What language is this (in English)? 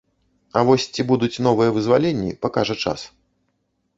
Belarusian